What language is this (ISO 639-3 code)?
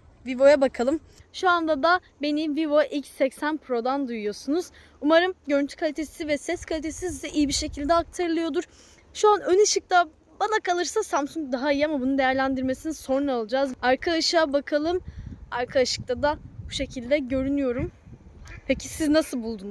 tur